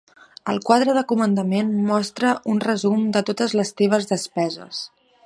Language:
Catalan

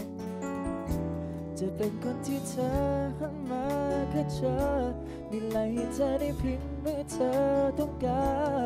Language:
Thai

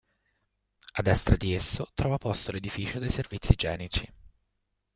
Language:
Italian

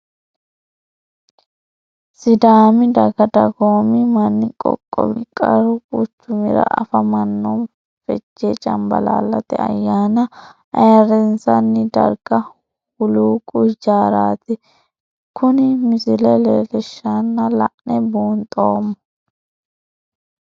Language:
Sidamo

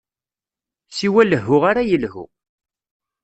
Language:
Kabyle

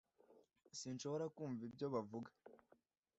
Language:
Kinyarwanda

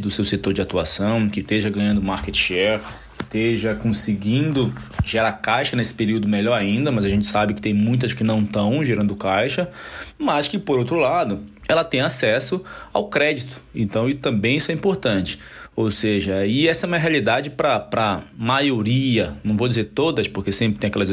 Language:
Portuguese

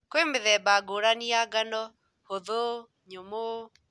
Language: Kikuyu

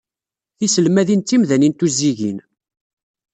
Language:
Kabyle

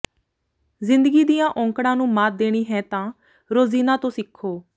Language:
Punjabi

